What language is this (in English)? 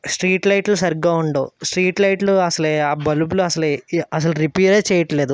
Telugu